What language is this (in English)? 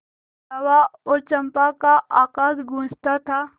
Hindi